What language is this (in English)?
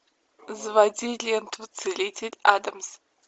Russian